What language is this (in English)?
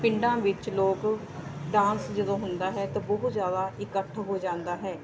Punjabi